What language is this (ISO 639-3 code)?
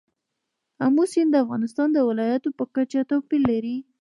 pus